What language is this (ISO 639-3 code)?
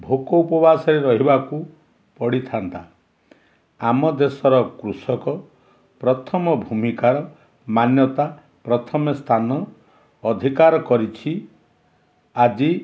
ori